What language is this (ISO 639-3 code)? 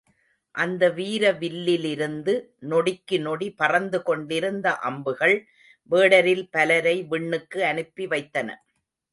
tam